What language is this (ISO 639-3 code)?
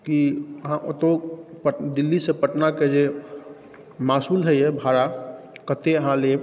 mai